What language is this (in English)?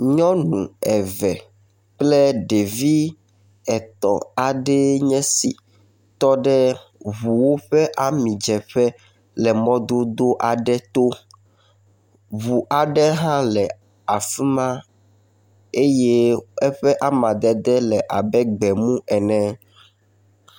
Ewe